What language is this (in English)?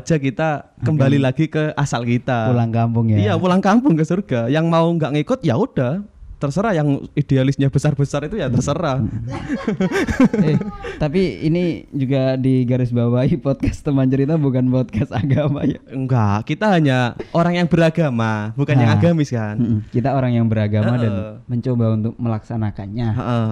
Indonesian